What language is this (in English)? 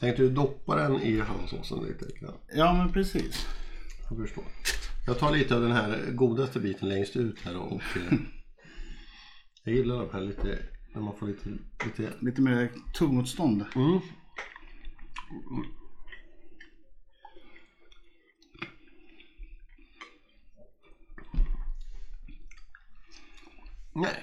Swedish